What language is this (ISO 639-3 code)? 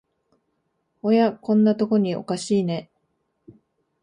jpn